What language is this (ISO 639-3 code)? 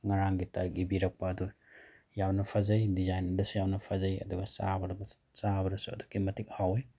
mni